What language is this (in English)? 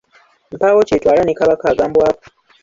Ganda